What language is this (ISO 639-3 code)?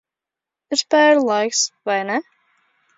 lav